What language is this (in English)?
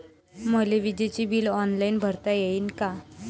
Marathi